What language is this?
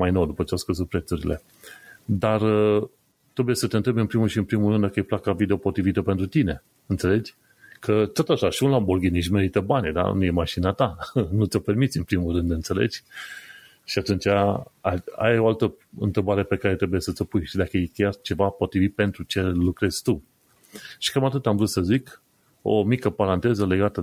Romanian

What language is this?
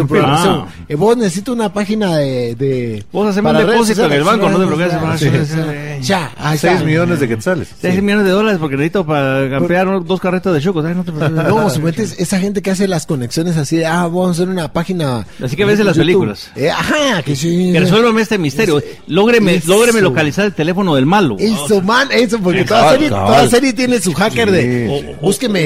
Spanish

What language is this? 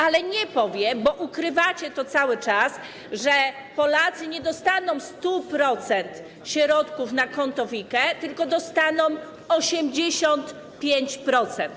Polish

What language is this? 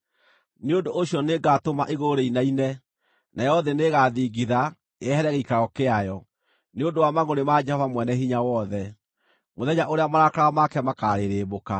Kikuyu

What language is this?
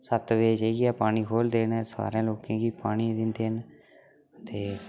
Dogri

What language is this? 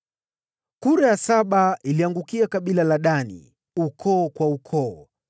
Swahili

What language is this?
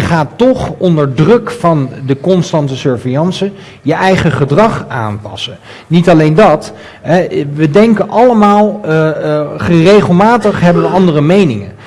Dutch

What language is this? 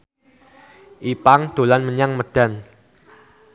Javanese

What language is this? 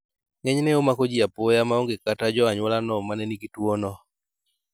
Luo (Kenya and Tanzania)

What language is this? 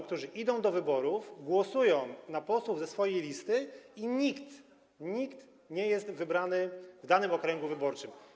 Polish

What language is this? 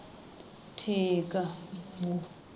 Punjabi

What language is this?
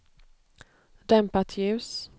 Swedish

